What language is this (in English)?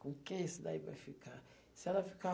Portuguese